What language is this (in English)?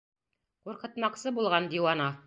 Bashkir